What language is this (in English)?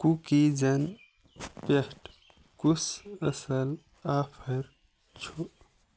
Kashmiri